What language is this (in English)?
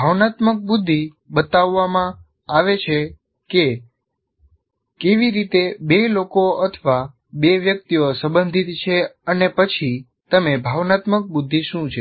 Gujarati